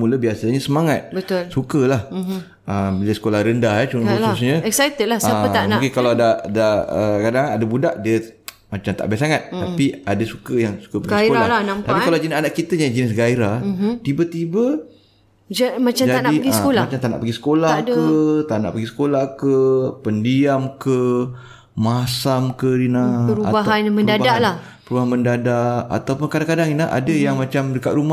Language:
Malay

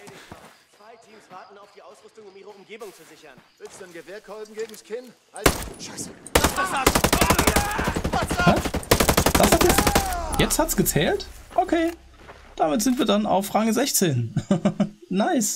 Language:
German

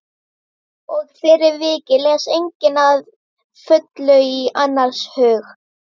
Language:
Icelandic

